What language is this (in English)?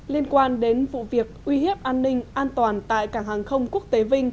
Vietnamese